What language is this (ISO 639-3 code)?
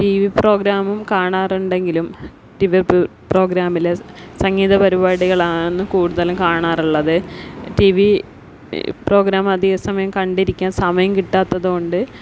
mal